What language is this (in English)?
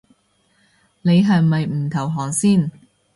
Cantonese